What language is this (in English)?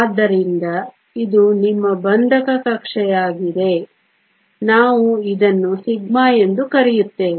Kannada